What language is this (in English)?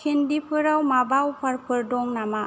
Bodo